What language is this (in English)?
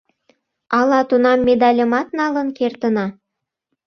Mari